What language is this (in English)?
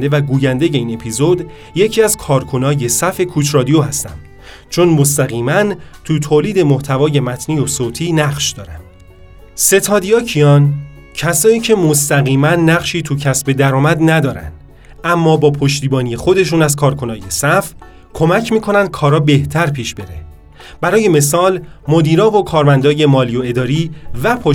Persian